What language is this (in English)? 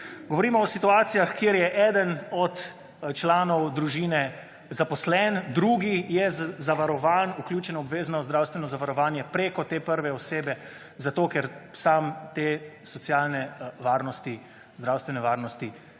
Slovenian